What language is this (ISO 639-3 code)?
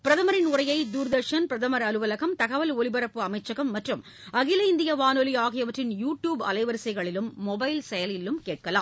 tam